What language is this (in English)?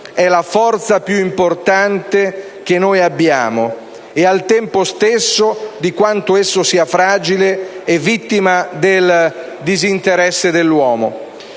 Italian